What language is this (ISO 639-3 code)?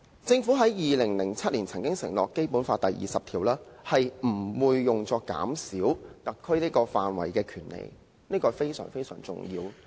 yue